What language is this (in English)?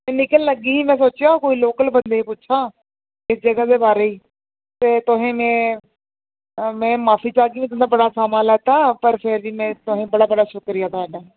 Dogri